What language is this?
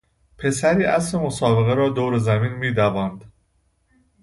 Persian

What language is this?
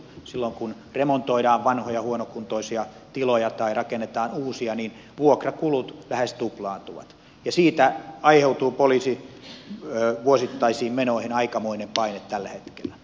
Finnish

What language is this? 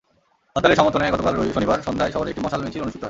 Bangla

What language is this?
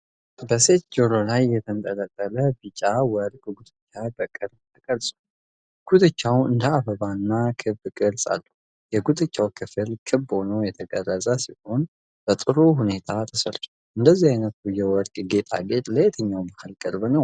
Amharic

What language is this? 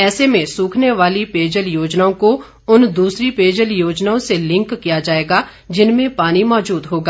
Hindi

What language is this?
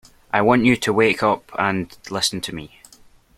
English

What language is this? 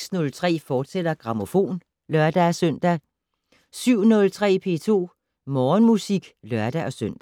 Danish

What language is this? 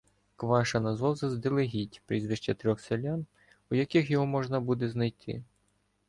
Ukrainian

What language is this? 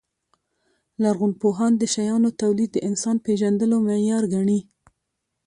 Pashto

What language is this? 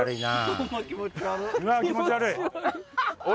Japanese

